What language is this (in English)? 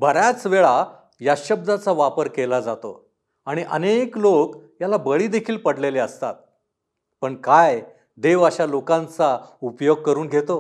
Marathi